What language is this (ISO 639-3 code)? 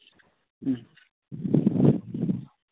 sat